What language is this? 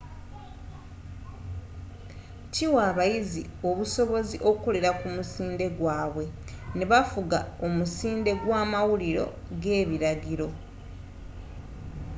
Ganda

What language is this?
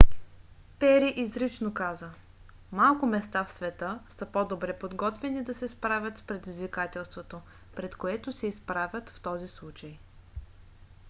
Bulgarian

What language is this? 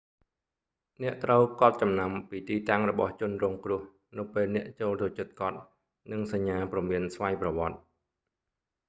Khmer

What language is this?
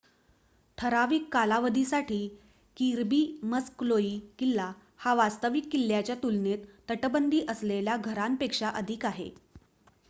Marathi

